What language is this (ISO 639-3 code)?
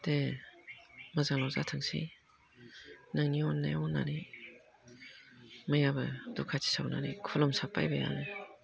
brx